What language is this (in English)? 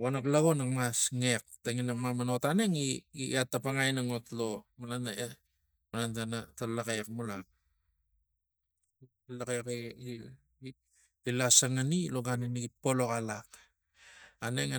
Tigak